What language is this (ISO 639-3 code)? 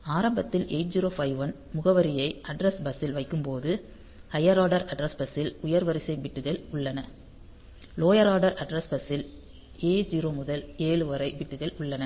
tam